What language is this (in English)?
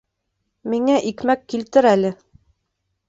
Bashkir